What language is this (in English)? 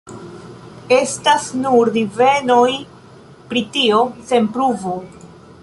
Esperanto